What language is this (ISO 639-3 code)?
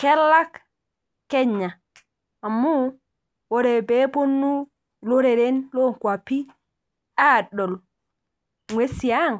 mas